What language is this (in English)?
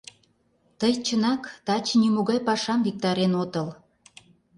Mari